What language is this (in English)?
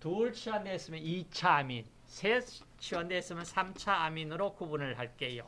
Korean